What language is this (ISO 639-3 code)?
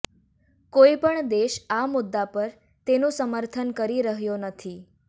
guj